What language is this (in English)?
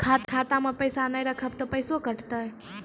Maithili